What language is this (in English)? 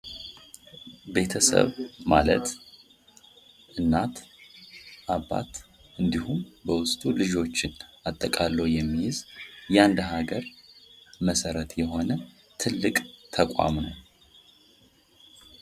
Amharic